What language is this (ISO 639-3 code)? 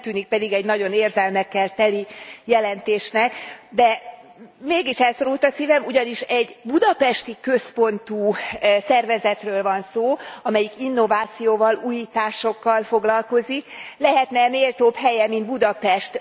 hun